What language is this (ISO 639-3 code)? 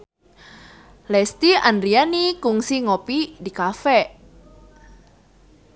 sun